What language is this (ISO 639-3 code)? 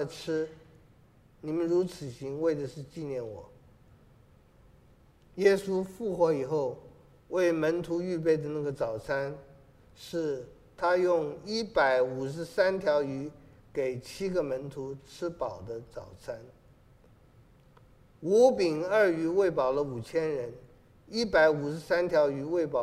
zho